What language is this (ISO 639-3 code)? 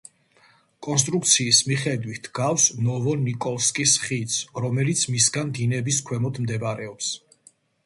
kat